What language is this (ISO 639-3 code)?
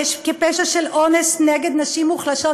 heb